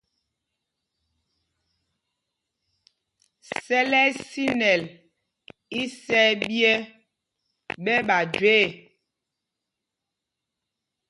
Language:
Mpumpong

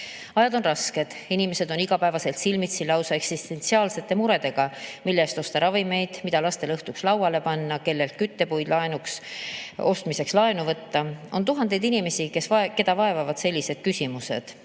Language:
Estonian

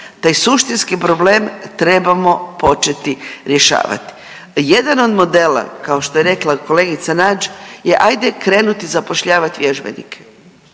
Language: Croatian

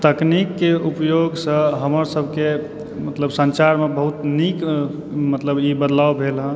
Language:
Maithili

